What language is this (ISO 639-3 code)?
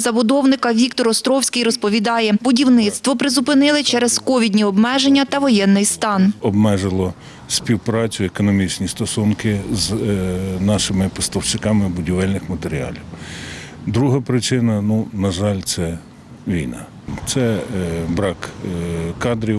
ukr